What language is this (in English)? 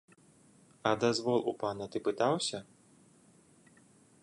Belarusian